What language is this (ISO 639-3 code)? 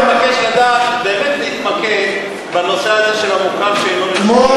heb